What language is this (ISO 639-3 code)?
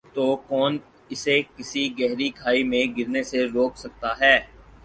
urd